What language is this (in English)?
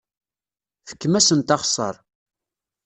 Kabyle